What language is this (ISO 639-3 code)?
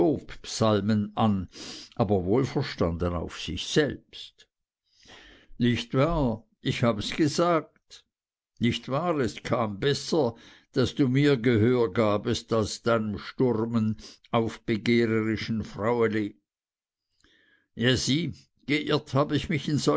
deu